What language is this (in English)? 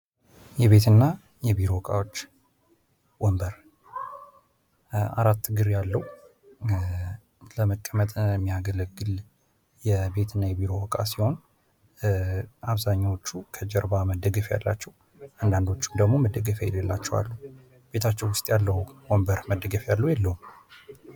Amharic